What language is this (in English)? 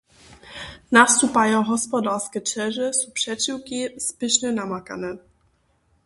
Upper Sorbian